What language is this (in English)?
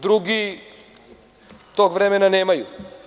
Serbian